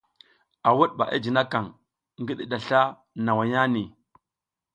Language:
South Giziga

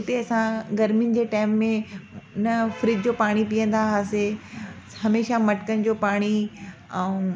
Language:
Sindhi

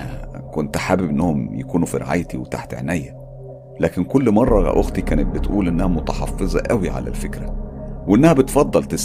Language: Arabic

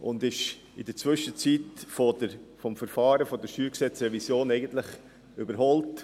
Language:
Swiss German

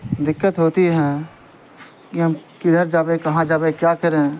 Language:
Urdu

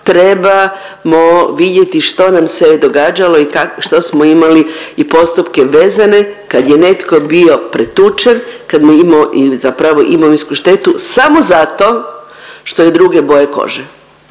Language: Croatian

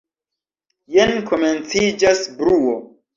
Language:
Esperanto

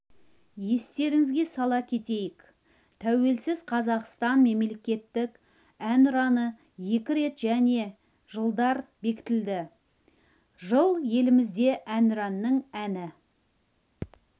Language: Kazakh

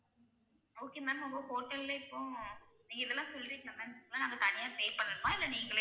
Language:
Tamil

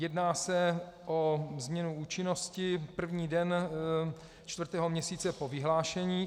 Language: Czech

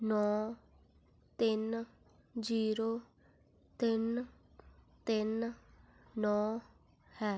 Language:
Punjabi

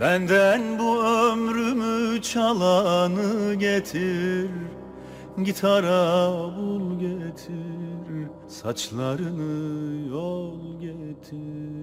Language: Turkish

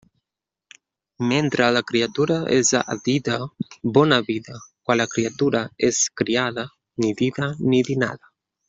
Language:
Catalan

